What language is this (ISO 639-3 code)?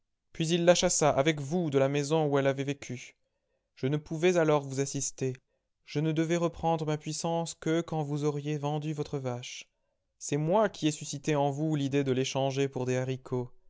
fra